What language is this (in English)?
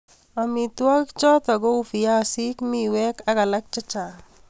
Kalenjin